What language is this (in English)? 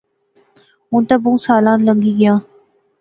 Pahari-Potwari